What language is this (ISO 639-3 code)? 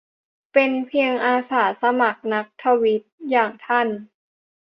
tha